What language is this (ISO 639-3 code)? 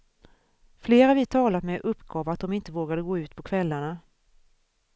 swe